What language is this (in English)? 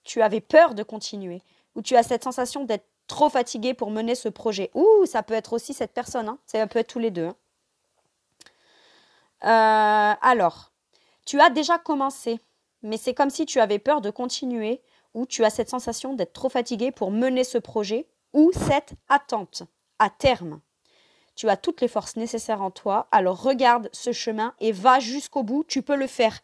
French